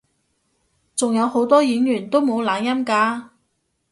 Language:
Cantonese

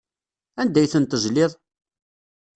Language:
Kabyle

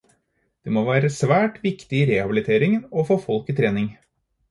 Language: Norwegian Bokmål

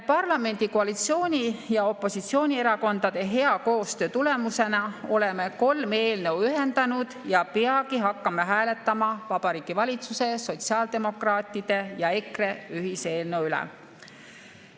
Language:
Estonian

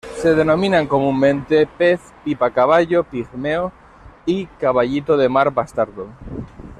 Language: Spanish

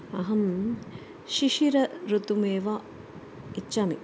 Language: Sanskrit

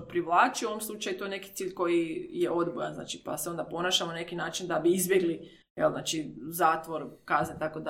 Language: Croatian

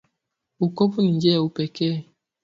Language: Swahili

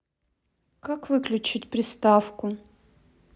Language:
Russian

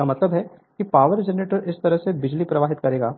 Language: Hindi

